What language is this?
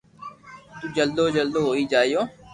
Loarki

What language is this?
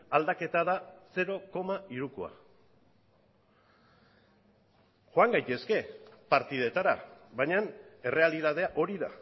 Basque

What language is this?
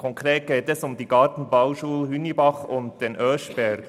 Swiss German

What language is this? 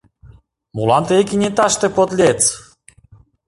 Mari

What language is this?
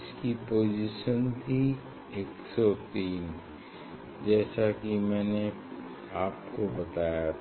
Hindi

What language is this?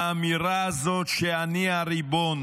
Hebrew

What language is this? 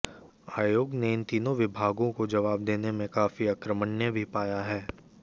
Hindi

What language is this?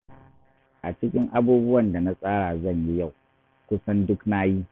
Hausa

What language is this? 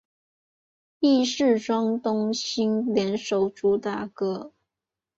Chinese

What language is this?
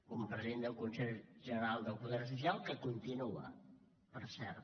Catalan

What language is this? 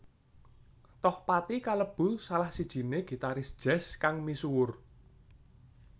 Javanese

